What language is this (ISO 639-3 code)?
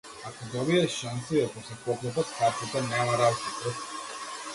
mkd